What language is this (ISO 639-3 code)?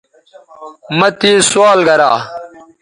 btv